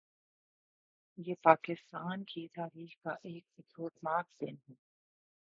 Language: Urdu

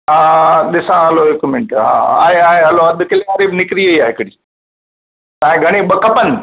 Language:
Sindhi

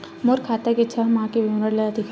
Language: Chhattisgarhi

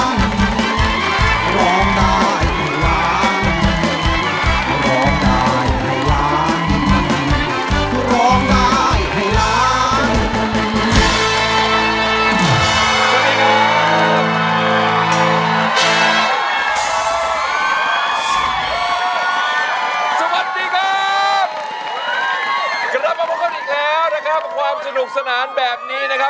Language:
Thai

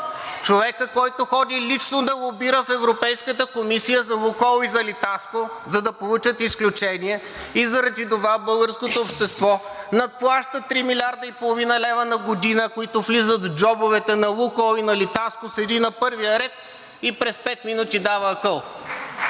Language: Bulgarian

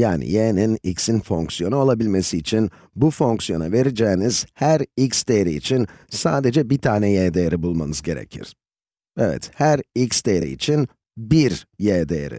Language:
Turkish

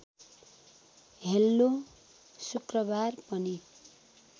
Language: Nepali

